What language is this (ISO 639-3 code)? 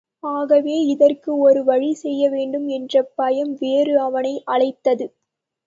tam